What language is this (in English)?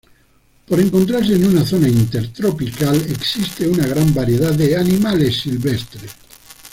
Spanish